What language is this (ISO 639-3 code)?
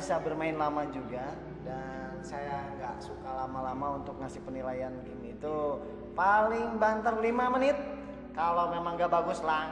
ind